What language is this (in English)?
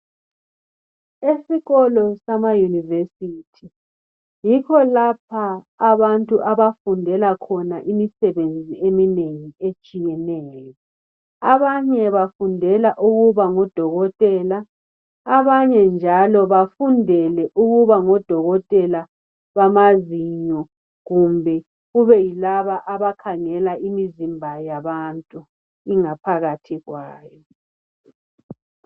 North Ndebele